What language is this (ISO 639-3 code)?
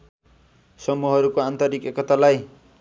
nep